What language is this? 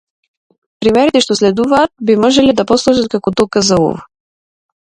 Macedonian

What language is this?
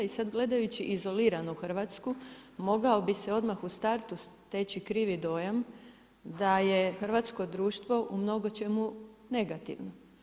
Croatian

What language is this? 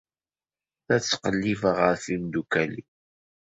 Kabyle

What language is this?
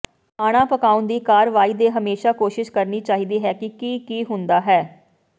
Punjabi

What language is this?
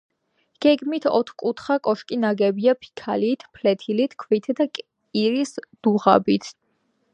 Georgian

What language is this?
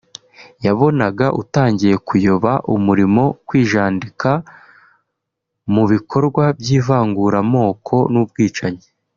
Kinyarwanda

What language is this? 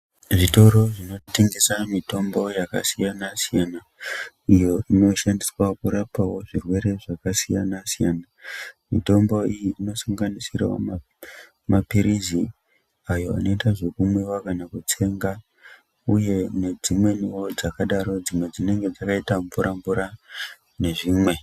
Ndau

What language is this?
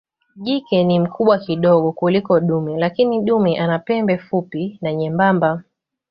Swahili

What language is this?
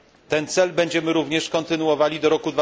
Polish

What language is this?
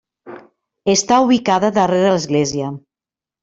Catalan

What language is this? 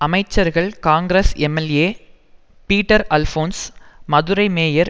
Tamil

